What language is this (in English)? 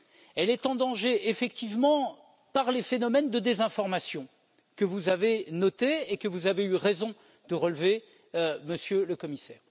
French